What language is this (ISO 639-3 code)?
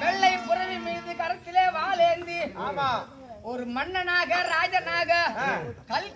ara